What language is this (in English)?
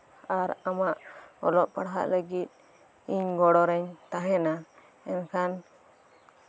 Santali